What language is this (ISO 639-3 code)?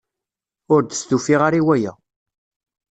kab